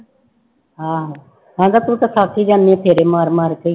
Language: Punjabi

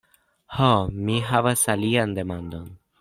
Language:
Esperanto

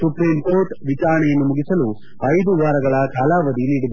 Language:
Kannada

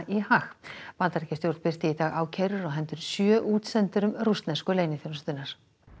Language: Icelandic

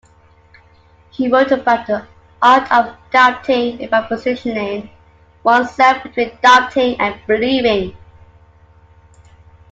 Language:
English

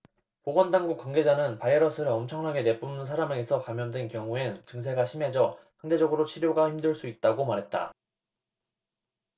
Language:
Korean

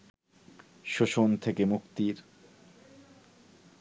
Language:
Bangla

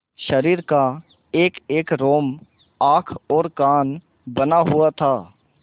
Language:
Hindi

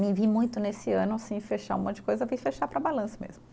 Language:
Portuguese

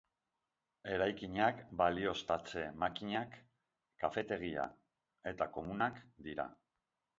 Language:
Basque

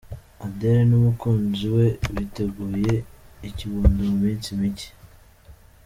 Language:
Kinyarwanda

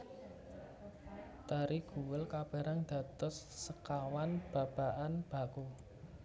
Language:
Javanese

